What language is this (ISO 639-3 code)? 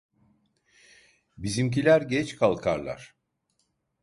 tur